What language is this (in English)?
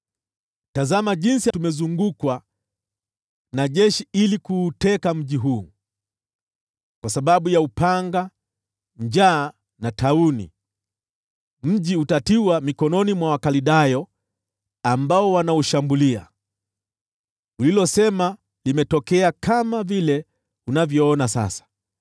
Swahili